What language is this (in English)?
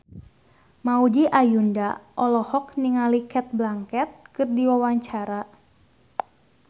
Sundanese